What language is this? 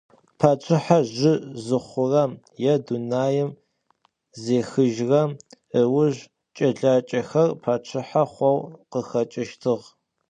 Adyghe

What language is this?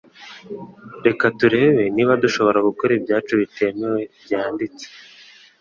Kinyarwanda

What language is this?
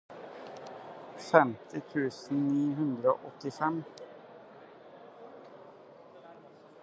Norwegian Bokmål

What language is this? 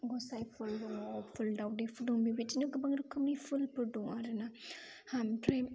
Bodo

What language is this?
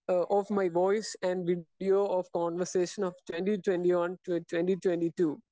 Malayalam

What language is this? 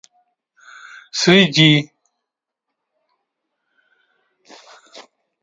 Russian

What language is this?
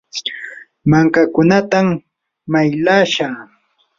Yanahuanca Pasco Quechua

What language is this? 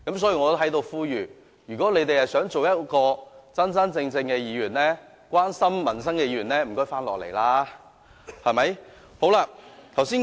Cantonese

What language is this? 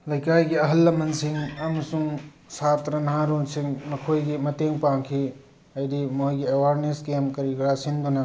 Manipuri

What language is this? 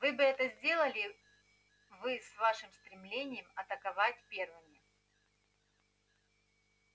Russian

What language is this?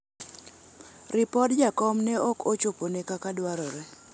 Luo (Kenya and Tanzania)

